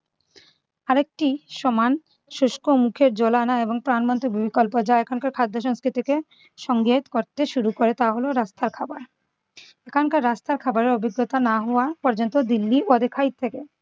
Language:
Bangla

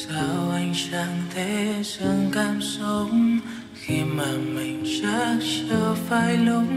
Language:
Vietnamese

